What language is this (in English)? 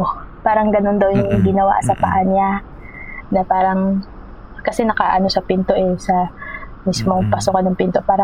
Filipino